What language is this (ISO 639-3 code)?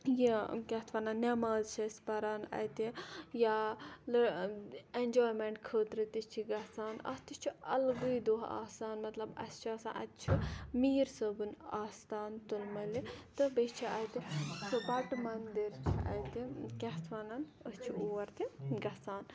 kas